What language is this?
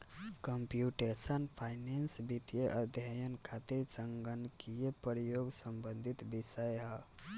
Bhojpuri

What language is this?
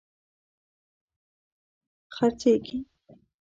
Pashto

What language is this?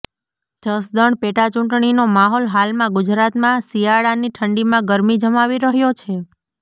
Gujarati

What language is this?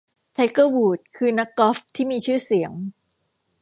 Thai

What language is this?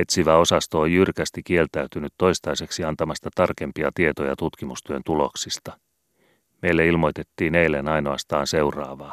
Finnish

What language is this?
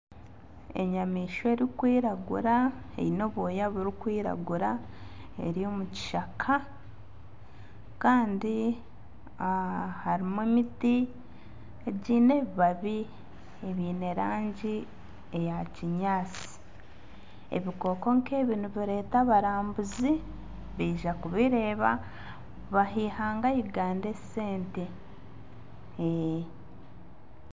Nyankole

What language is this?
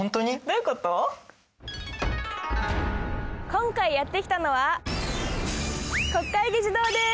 Japanese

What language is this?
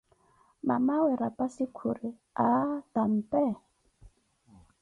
Koti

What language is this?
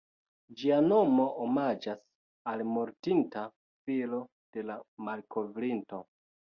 Esperanto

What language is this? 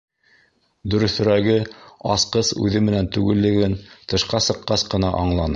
Bashkir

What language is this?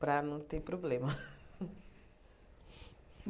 Portuguese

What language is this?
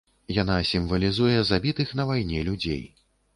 Belarusian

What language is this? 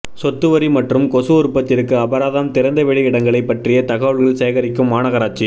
Tamil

